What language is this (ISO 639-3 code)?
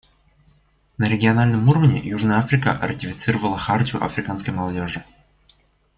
rus